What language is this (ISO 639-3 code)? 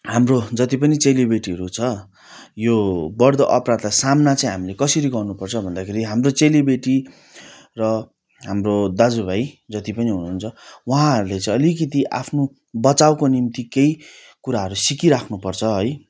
nep